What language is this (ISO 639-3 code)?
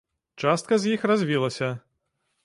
bel